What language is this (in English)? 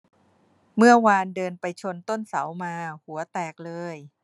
Thai